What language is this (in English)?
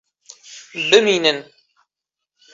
Kurdish